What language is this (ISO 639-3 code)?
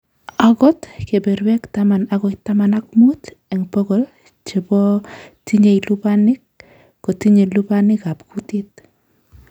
kln